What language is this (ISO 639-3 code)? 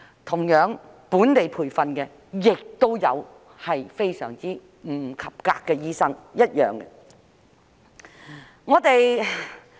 yue